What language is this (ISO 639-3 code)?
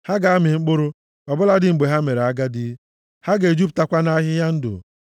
ibo